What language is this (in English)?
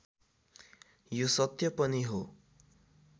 Nepali